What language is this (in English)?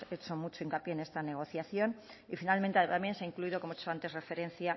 Spanish